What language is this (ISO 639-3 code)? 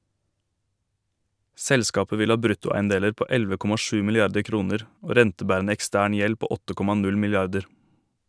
nor